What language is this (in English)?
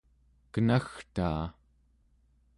Central Yupik